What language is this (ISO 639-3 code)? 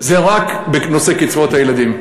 heb